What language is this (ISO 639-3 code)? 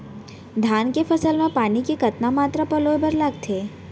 hne